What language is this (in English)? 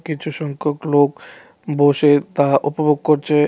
Bangla